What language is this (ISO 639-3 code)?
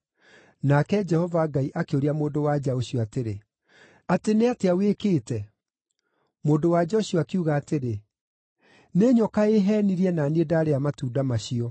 kik